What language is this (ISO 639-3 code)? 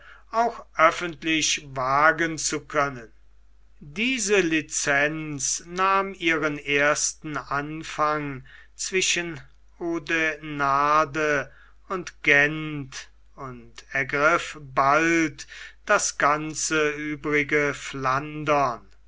deu